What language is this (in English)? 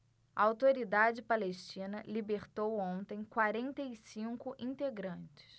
Portuguese